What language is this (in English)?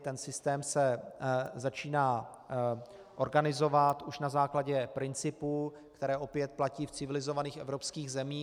Czech